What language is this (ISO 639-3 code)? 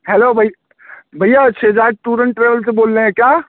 urd